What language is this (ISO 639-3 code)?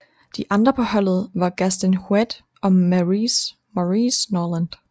dan